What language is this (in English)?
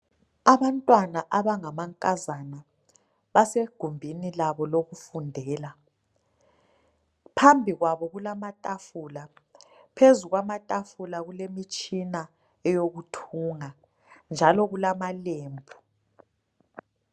North Ndebele